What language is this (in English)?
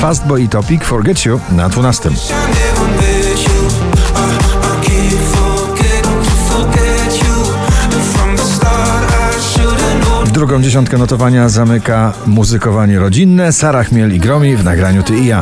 Polish